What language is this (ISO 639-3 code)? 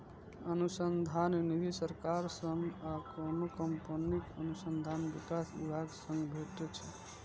mai